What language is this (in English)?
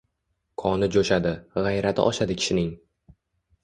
Uzbek